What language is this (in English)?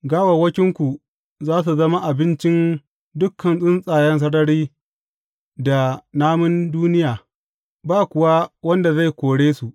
Hausa